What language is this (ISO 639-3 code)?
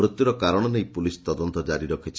ori